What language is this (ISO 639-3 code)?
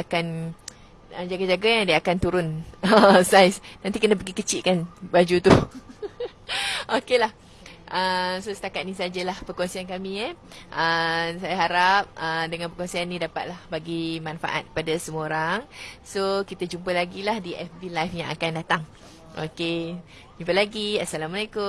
msa